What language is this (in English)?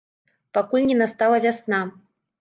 Belarusian